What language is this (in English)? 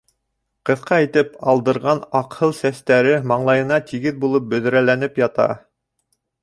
Bashkir